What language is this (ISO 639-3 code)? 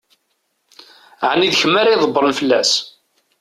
kab